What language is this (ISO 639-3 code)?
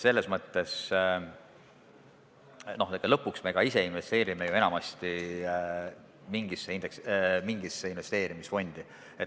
est